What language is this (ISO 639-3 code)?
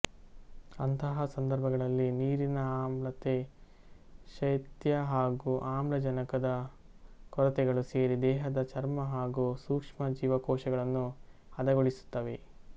kan